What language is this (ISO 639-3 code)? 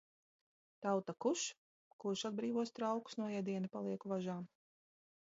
lav